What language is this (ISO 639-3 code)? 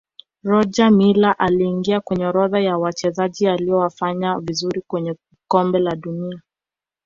swa